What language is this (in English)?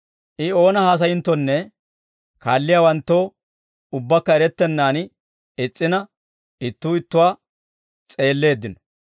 Dawro